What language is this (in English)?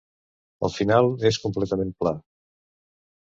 Catalan